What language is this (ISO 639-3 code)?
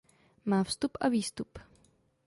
ces